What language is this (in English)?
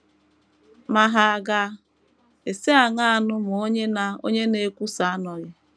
Igbo